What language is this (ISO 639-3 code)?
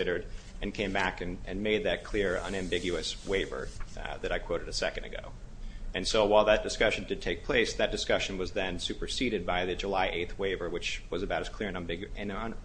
eng